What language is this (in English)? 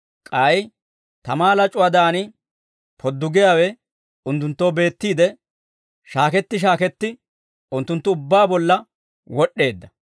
Dawro